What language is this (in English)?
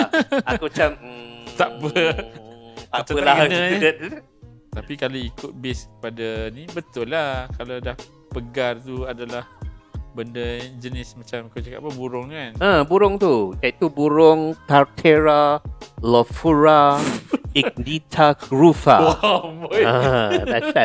Malay